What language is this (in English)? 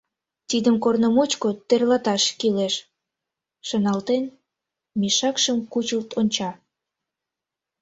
Mari